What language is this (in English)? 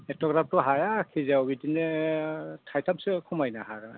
Bodo